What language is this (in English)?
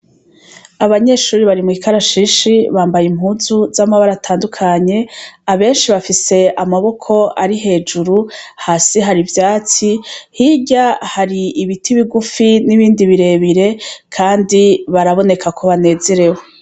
Rundi